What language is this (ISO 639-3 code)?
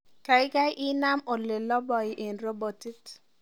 kln